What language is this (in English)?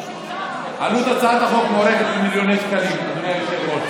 Hebrew